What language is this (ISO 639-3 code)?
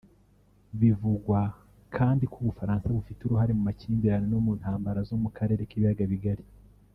kin